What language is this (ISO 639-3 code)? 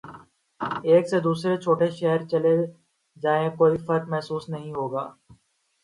urd